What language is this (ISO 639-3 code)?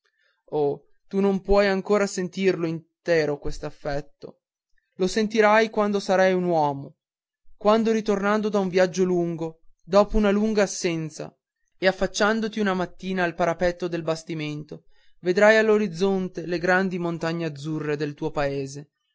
ita